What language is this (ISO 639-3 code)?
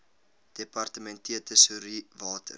afr